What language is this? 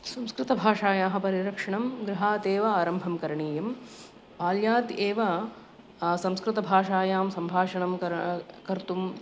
Sanskrit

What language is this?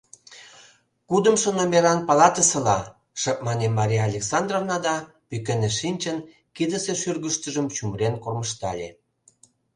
Mari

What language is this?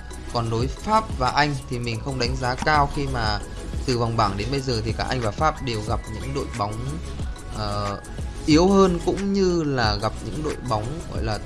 Vietnamese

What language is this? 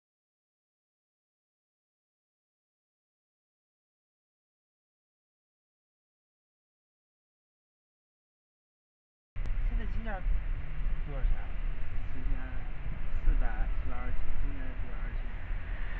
Chinese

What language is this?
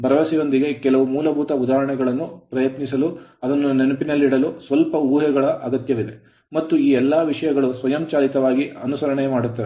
Kannada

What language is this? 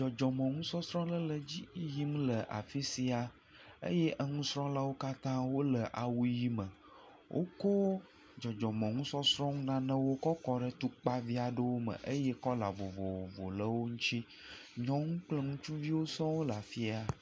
Ewe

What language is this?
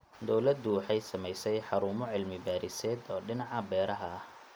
Somali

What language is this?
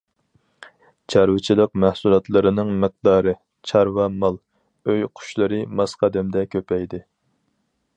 Uyghur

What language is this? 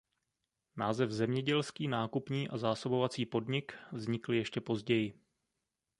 Czech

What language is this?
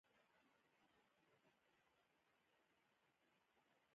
Pashto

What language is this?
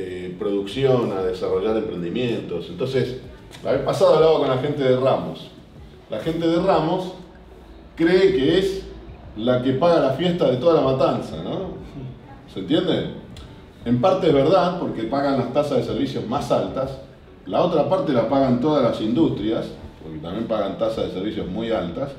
Spanish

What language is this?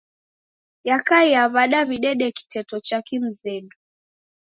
Taita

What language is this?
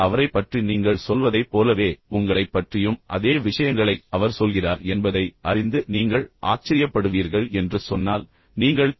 Tamil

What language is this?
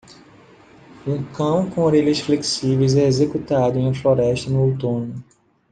Portuguese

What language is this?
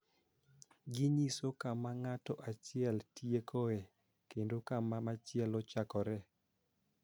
Luo (Kenya and Tanzania)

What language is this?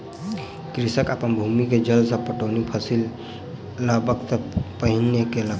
Maithili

